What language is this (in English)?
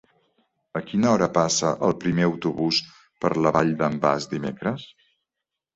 Catalan